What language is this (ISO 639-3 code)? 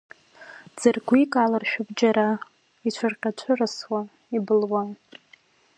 abk